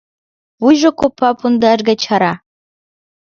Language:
Mari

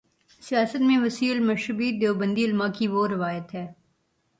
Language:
Urdu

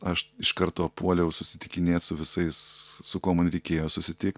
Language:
Lithuanian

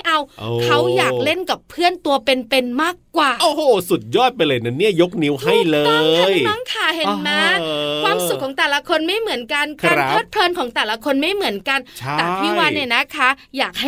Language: Thai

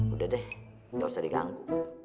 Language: Indonesian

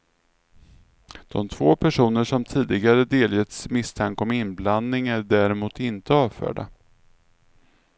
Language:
Swedish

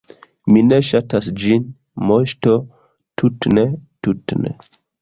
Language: Esperanto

